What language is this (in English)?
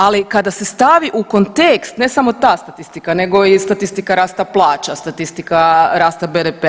Croatian